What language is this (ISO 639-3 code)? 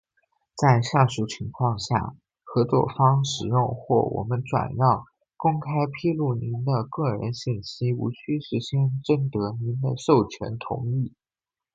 zho